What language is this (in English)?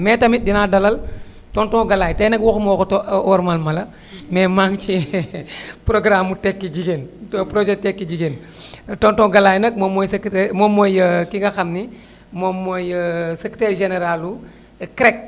Wolof